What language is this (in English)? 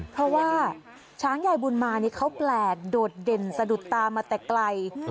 Thai